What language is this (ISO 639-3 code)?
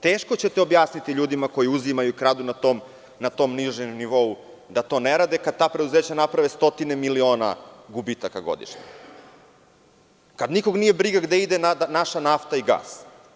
srp